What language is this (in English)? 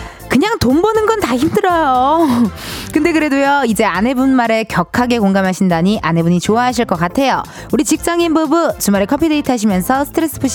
Korean